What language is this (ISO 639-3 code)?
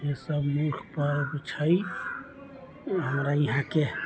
mai